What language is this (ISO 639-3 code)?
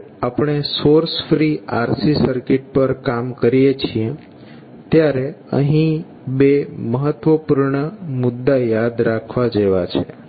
guj